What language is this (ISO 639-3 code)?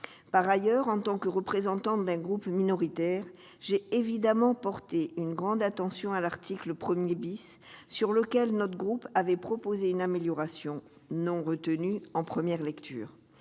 fra